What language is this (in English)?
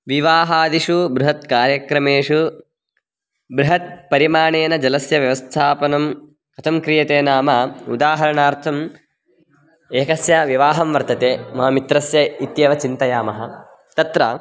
Sanskrit